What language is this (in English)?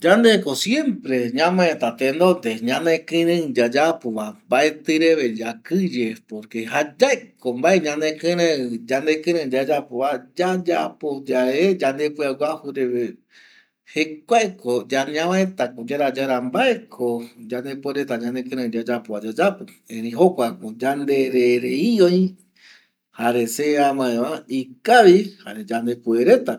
Eastern Bolivian Guaraní